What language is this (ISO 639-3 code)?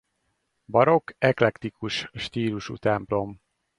hun